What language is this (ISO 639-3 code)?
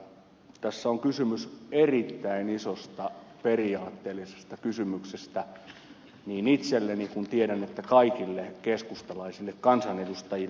fin